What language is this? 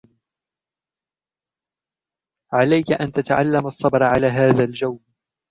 Arabic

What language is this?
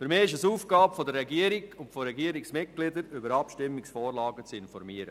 Swiss German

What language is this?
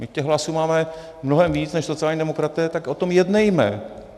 Czech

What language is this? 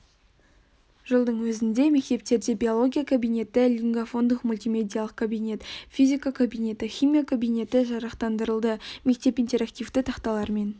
Kazakh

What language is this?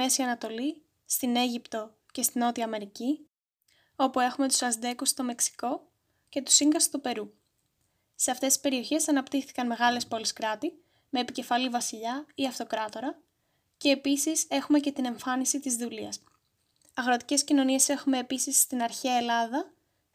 Greek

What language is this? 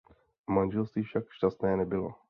Czech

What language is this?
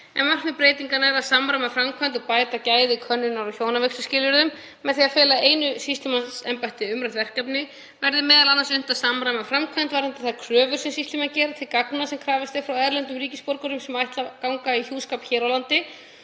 Icelandic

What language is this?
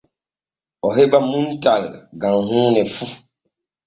Borgu Fulfulde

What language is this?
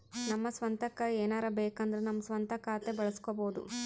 Kannada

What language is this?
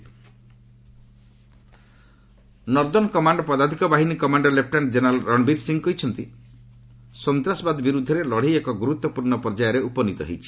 Odia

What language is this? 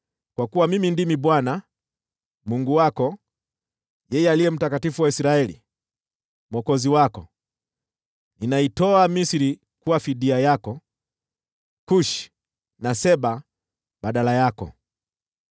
Swahili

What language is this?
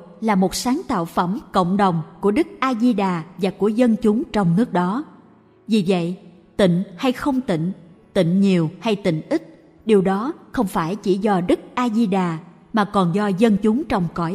Vietnamese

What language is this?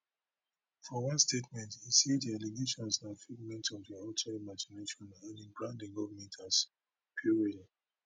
Nigerian Pidgin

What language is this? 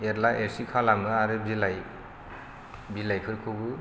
Bodo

